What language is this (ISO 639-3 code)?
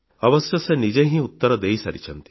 ori